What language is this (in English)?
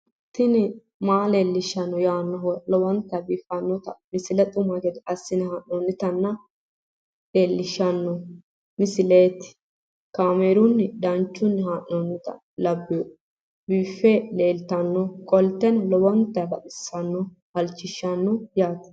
Sidamo